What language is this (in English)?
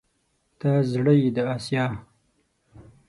Pashto